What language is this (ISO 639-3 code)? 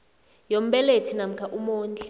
nbl